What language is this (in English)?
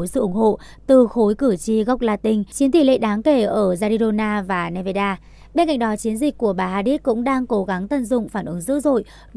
Vietnamese